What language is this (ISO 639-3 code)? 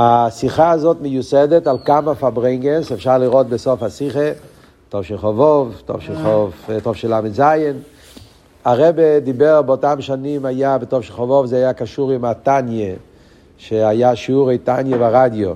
heb